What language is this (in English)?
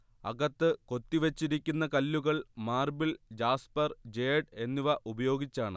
Malayalam